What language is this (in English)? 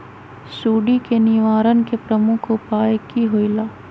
Magahi